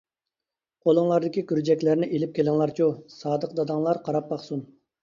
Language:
Uyghur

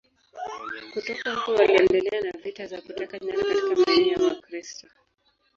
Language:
Swahili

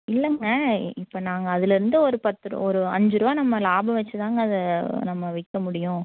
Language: Tamil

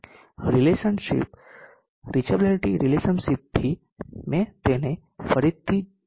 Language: Gujarati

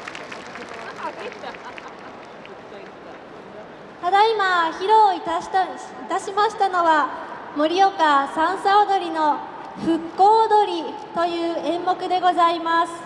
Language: Japanese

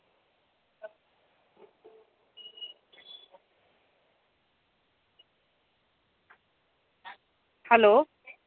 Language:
Marathi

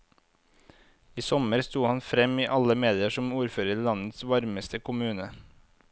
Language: Norwegian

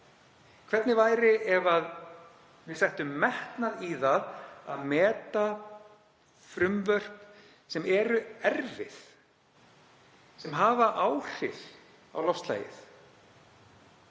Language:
Icelandic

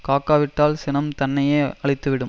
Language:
Tamil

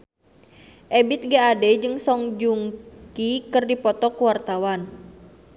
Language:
Sundanese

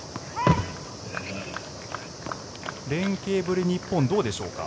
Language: Japanese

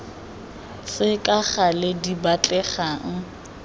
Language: Tswana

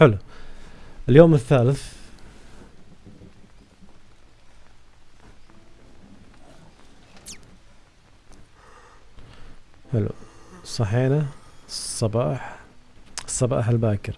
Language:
Arabic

